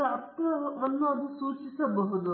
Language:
Kannada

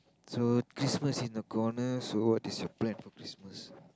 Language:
English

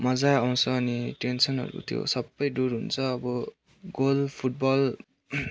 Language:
Nepali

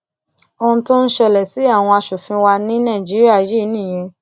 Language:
Yoruba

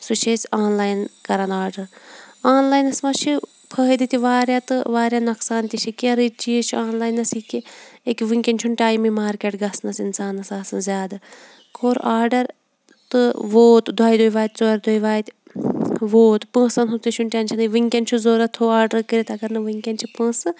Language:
Kashmiri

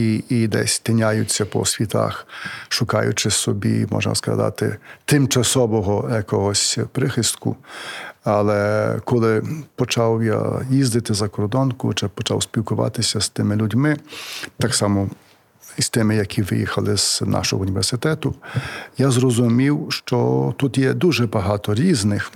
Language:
Ukrainian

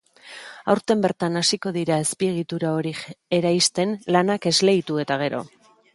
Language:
Basque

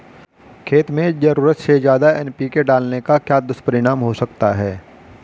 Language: Hindi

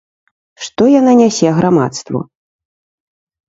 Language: Belarusian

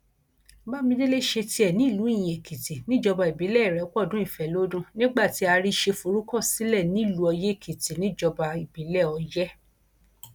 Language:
Yoruba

